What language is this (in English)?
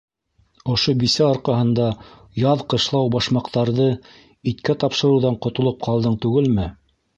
Bashkir